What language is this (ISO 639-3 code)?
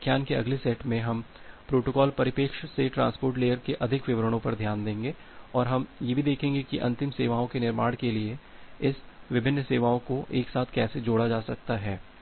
hin